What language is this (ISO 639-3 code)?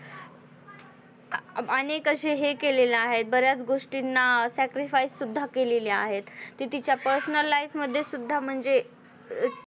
mar